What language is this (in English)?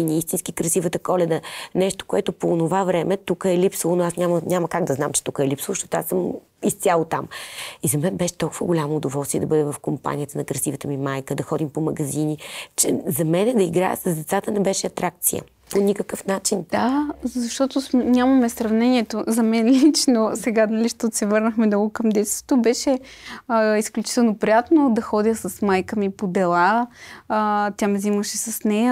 Bulgarian